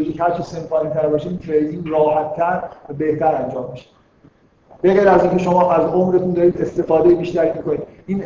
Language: Persian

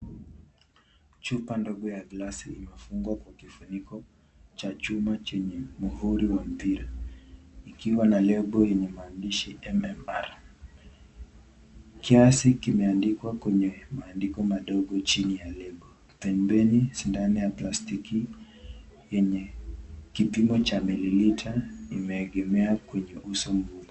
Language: Swahili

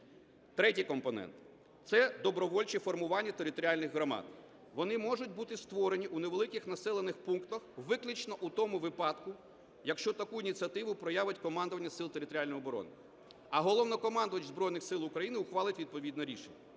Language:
Ukrainian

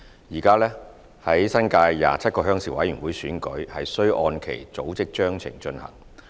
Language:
Cantonese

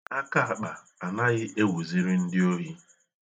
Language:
Igbo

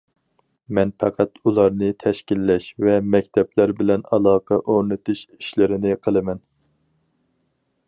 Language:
Uyghur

